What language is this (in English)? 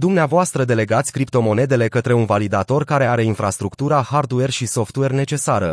Romanian